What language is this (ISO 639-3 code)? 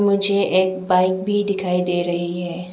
hin